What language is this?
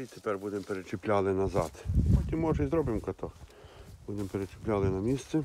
Ukrainian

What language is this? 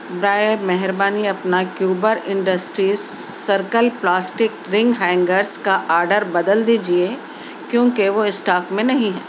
Urdu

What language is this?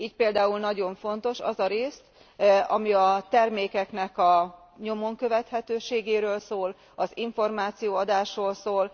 Hungarian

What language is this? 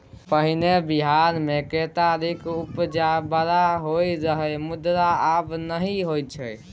Maithili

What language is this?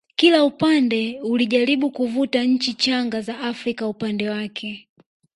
Swahili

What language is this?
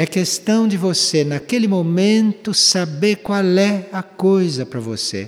Portuguese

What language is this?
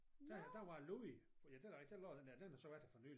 Danish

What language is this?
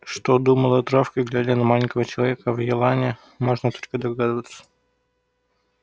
Russian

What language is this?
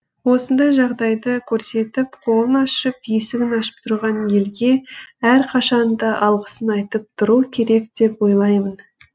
Kazakh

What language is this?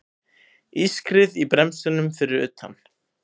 Icelandic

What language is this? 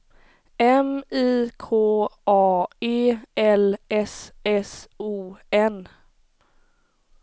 Swedish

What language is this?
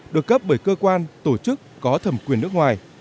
Vietnamese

